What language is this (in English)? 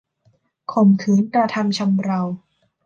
Thai